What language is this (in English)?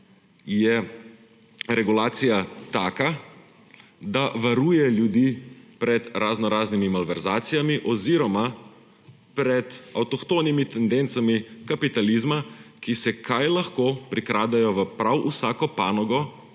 Slovenian